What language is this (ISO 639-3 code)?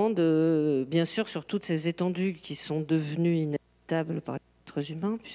fra